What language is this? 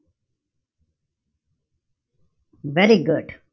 Marathi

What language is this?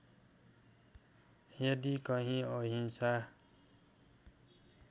Nepali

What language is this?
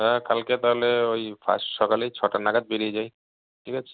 Bangla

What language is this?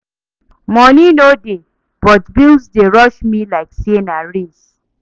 Nigerian Pidgin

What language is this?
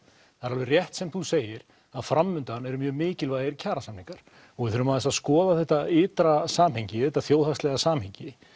Icelandic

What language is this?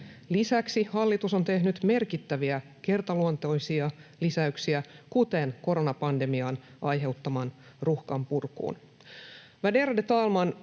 Finnish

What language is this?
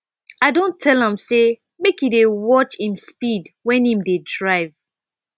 Nigerian Pidgin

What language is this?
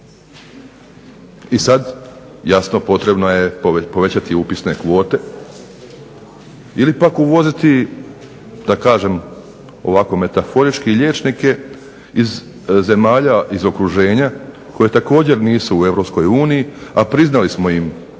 Croatian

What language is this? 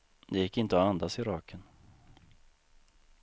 Swedish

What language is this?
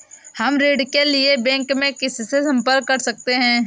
Hindi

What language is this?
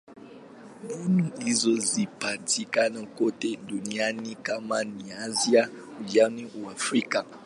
Swahili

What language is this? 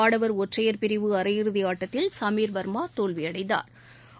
Tamil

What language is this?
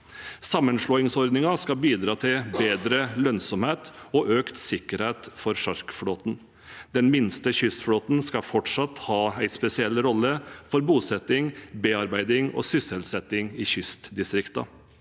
Norwegian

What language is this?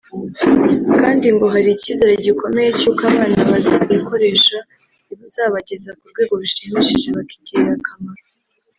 Kinyarwanda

